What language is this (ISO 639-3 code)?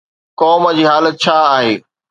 snd